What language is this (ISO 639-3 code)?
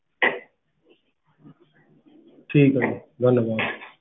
pan